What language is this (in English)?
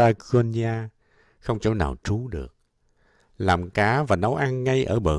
Vietnamese